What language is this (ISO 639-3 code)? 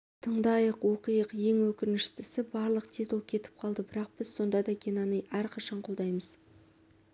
kaz